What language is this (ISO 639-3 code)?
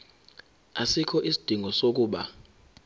zul